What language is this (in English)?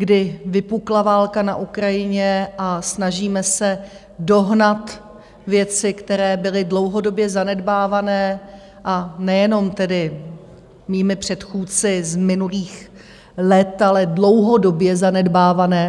Czech